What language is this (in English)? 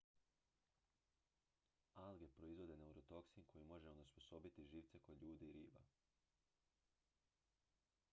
Croatian